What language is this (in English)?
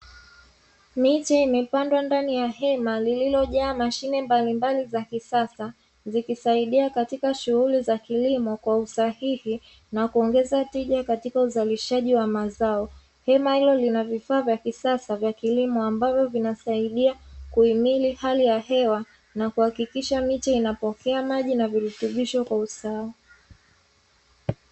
Swahili